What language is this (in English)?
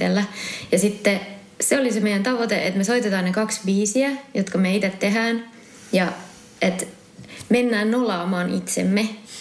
Finnish